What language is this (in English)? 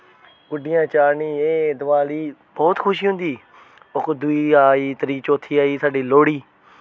Dogri